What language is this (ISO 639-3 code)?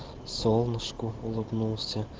rus